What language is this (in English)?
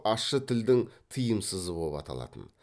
Kazakh